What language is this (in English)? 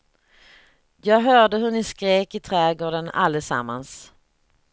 Swedish